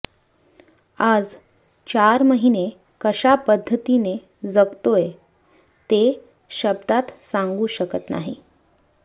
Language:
Marathi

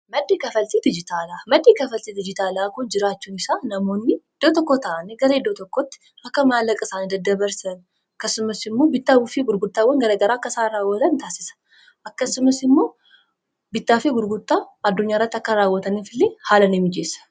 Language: Oromo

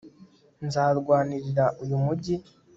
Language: Kinyarwanda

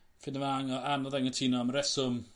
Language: Welsh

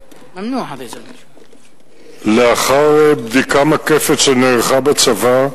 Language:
Hebrew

